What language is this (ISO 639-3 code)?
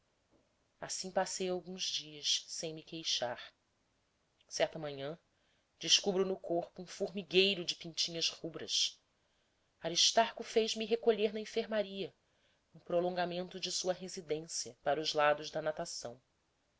por